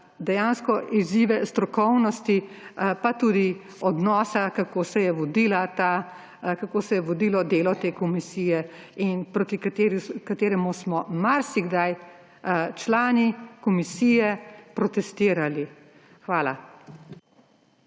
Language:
Slovenian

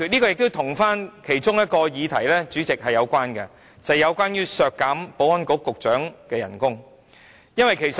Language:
Cantonese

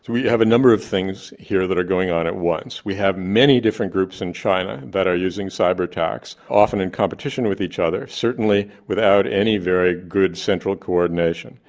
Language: English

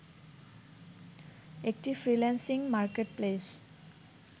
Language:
Bangla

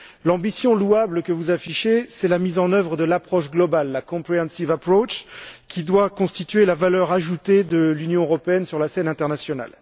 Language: French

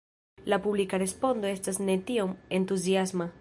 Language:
Esperanto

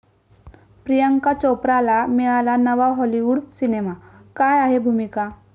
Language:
Marathi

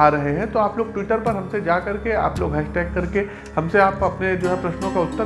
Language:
Hindi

